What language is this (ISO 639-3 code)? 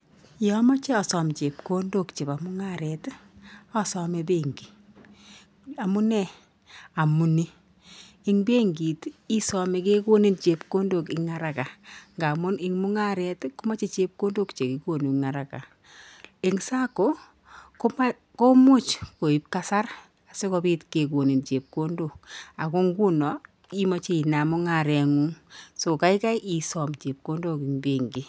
kln